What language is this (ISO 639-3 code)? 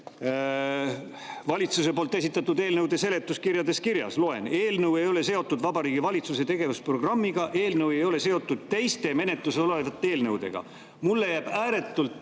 est